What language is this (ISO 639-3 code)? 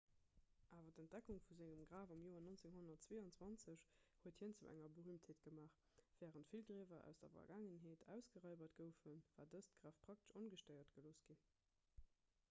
ltz